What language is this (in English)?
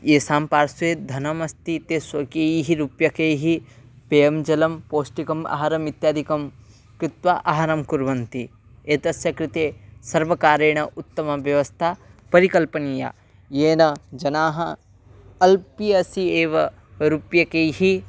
Sanskrit